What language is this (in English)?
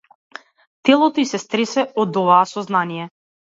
Macedonian